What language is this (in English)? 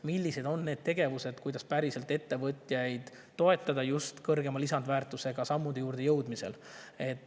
Estonian